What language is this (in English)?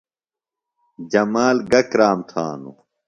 Phalura